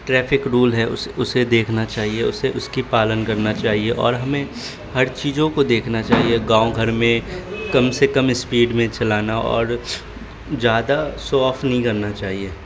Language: Urdu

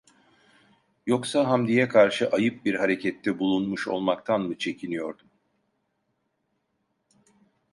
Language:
Turkish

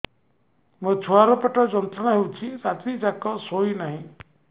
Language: Odia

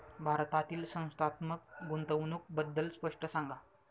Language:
Marathi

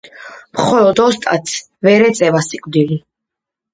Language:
Georgian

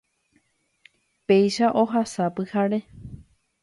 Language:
Guarani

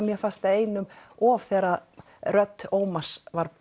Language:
Icelandic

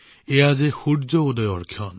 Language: Assamese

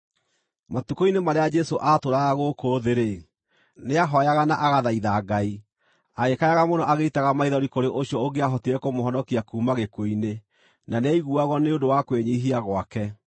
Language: Kikuyu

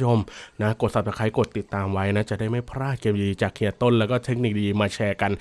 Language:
Thai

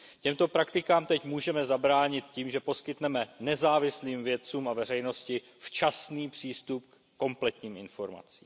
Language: Czech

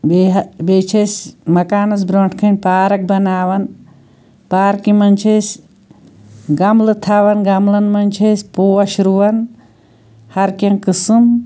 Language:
Kashmiri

